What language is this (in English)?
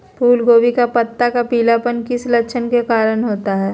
Magahi